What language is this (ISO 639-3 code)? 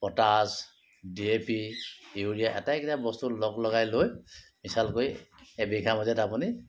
asm